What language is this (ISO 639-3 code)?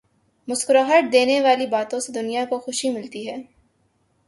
urd